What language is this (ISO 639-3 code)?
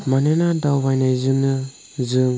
brx